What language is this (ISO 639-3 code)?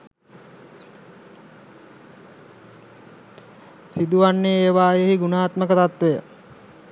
sin